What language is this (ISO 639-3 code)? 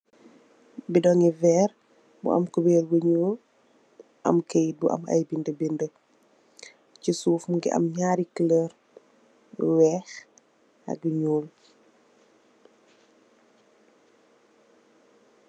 wol